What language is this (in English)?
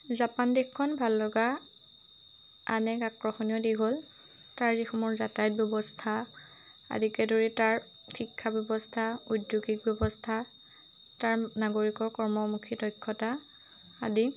Assamese